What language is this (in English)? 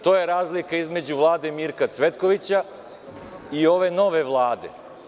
Serbian